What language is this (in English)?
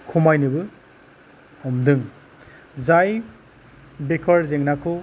Bodo